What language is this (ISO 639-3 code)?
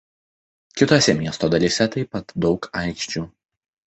lit